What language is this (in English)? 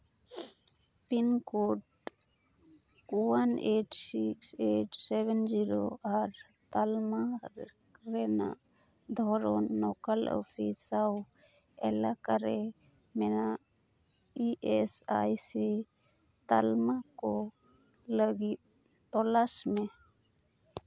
Santali